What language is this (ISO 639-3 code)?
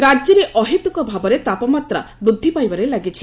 ori